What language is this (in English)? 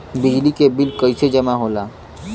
Bhojpuri